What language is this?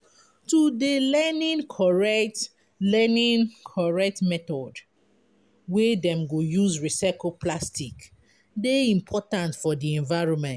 Nigerian Pidgin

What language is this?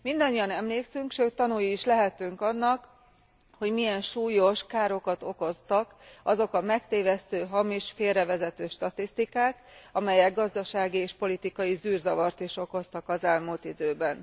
Hungarian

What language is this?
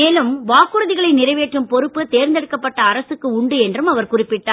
Tamil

